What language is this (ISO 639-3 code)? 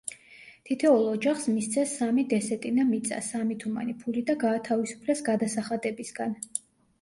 kat